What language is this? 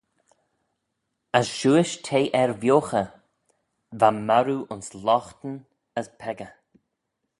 Manx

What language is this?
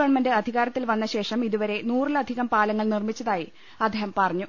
Malayalam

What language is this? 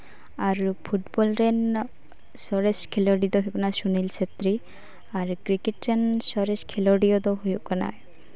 Santali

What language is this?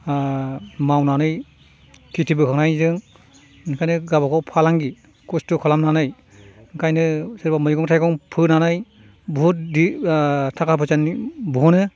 Bodo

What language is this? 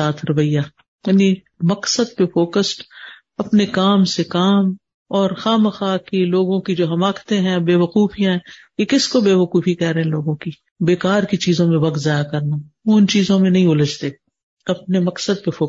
Urdu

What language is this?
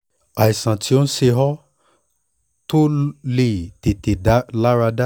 Yoruba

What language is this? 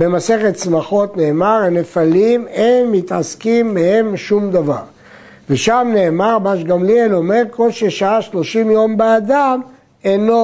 Hebrew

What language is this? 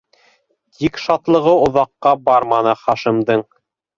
Bashkir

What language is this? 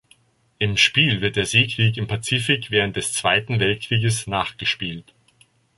German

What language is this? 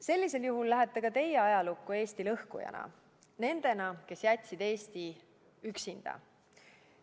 Estonian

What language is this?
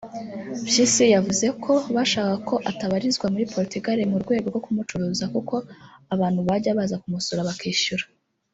Kinyarwanda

